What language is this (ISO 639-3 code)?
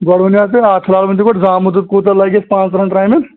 kas